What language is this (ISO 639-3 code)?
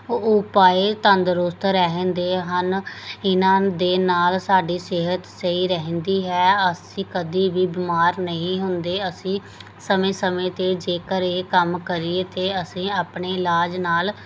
pan